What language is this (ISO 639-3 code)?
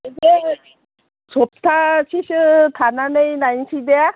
brx